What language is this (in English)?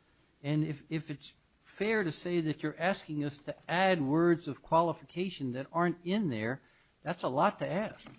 English